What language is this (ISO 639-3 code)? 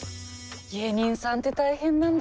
jpn